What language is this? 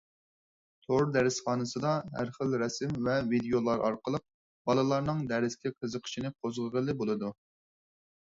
Uyghur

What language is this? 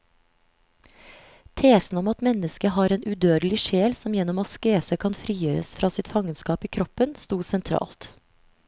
Norwegian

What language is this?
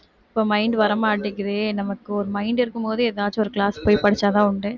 Tamil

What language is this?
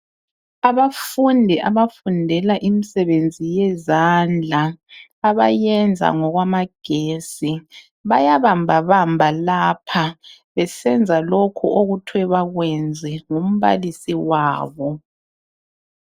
North Ndebele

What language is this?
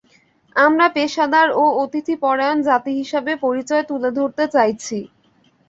Bangla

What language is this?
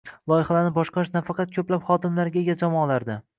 Uzbek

